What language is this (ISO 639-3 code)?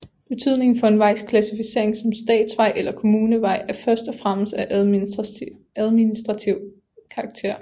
dan